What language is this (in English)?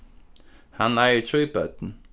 Faroese